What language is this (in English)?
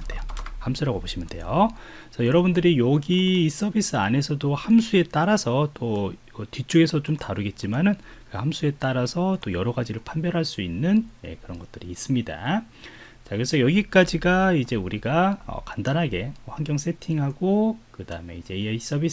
Korean